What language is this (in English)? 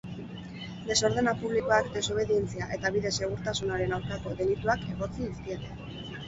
Basque